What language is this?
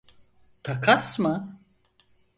Turkish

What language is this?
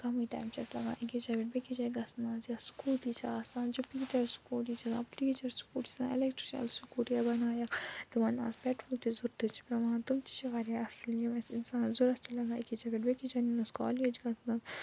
Kashmiri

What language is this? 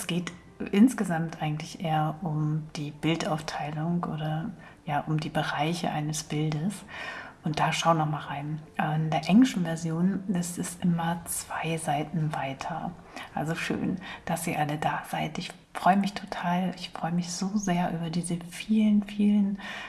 German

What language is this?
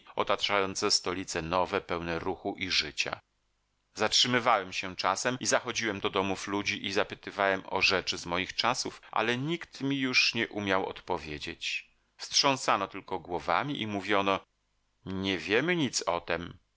Polish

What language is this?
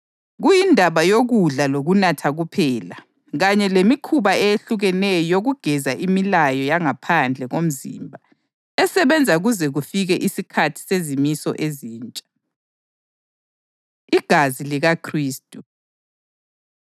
North Ndebele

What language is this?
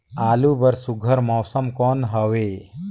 Chhattisgarhi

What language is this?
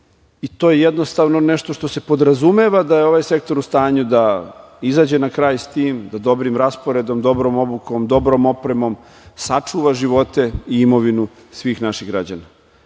Serbian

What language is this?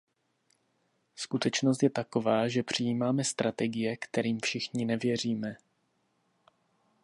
Czech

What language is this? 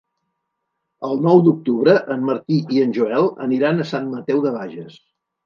Catalan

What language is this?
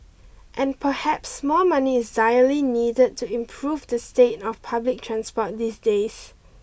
English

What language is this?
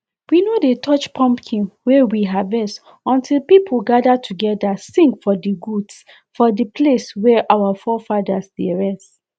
Nigerian Pidgin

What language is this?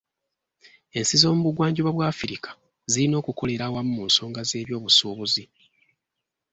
Ganda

